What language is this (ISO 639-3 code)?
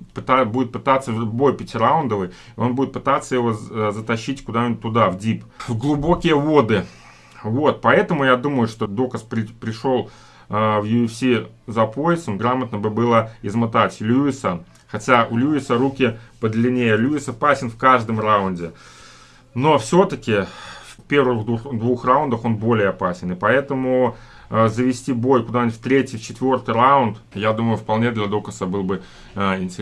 rus